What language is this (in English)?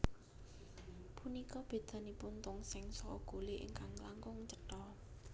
Javanese